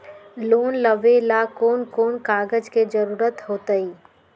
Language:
Magahi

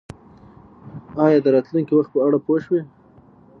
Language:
Pashto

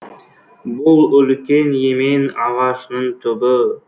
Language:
Kazakh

